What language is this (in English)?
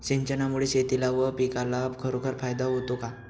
Marathi